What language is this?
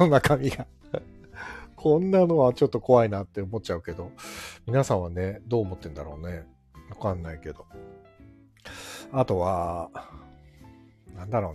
Japanese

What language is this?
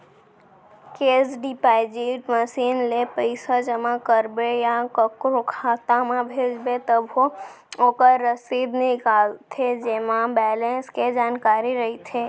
Chhattisgarhi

